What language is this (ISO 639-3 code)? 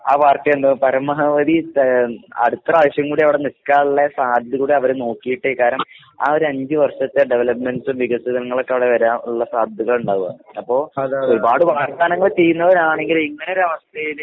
mal